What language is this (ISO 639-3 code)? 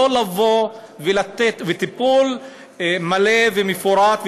heb